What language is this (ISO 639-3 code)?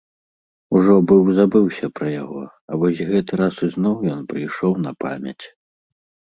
bel